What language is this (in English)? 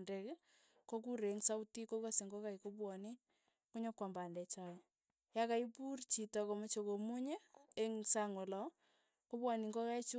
Tugen